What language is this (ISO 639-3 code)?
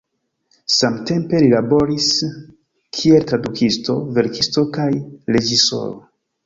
epo